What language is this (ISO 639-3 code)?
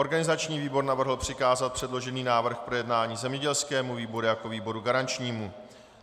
ces